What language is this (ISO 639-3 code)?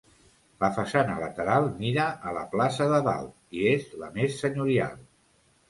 cat